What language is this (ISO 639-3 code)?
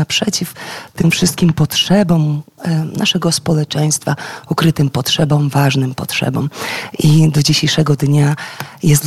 pol